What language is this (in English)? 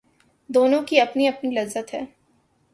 Urdu